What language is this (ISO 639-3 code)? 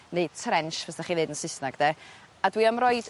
cym